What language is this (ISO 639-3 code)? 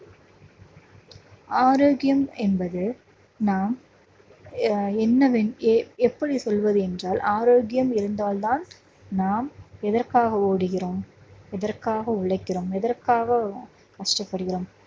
tam